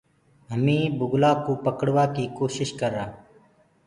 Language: Gurgula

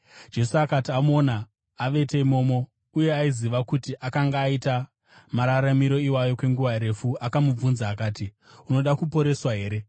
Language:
Shona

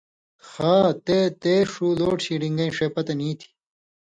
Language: Indus Kohistani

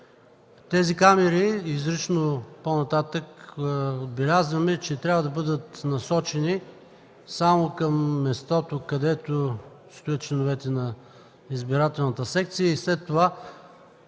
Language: Bulgarian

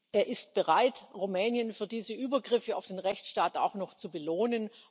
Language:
German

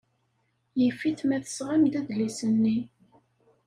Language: Kabyle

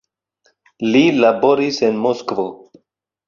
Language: Esperanto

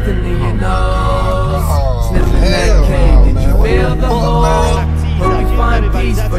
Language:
Polish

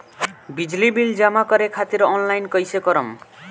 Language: Bhojpuri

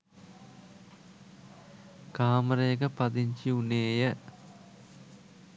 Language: Sinhala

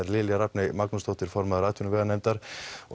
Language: Icelandic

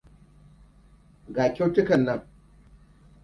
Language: Hausa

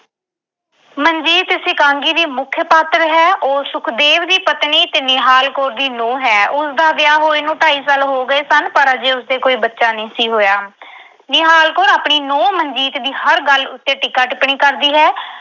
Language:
Punjabi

